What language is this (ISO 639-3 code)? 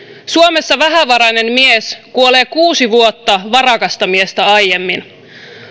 fin